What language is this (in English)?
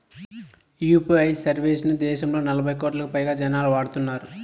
Telugu